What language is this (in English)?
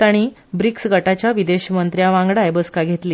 Konkani